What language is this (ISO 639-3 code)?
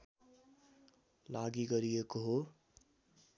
nep